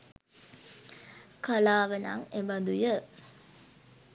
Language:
Sinhala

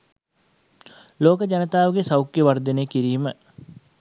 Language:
Sinhala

